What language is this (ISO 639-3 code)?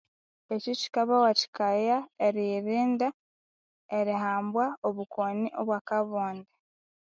koo